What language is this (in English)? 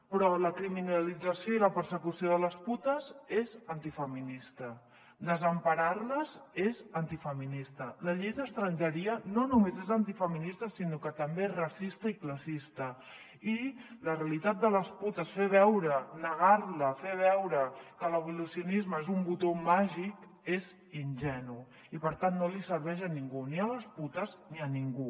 Catalan